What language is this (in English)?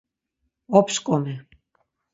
Laz